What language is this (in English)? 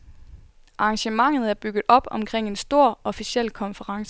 Danish